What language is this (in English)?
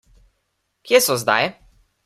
Slovenian